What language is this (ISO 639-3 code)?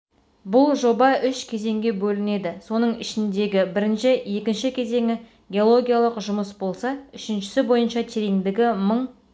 kaz